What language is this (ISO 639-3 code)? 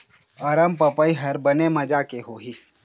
hne